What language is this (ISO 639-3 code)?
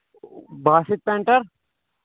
kas